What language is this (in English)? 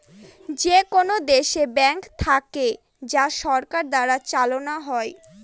Bangla